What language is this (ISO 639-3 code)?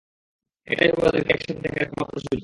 ben